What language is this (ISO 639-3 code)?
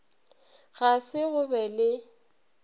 nso